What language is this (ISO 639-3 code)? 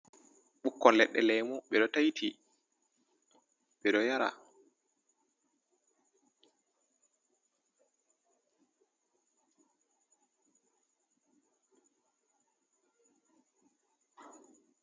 ful